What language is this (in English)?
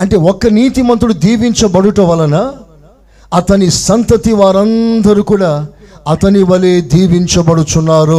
Telugu